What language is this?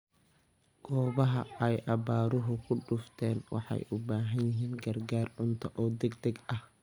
Somali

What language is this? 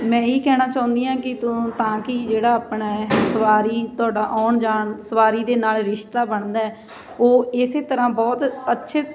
Punjabi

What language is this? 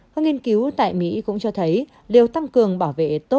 Vietnamese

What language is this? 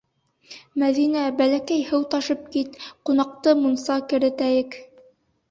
Bashkir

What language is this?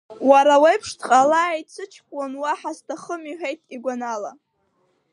Abkhazian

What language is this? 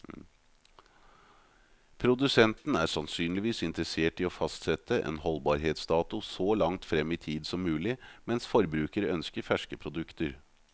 Norwegian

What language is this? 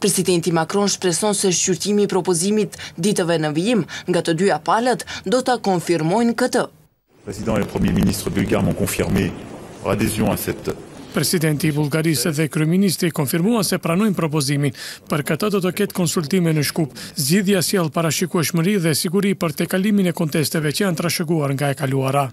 Romanian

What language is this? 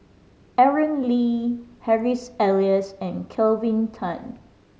English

